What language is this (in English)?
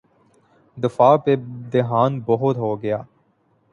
Urdu